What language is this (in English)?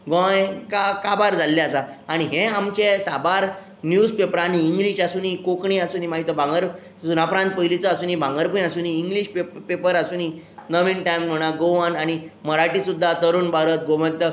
Konkani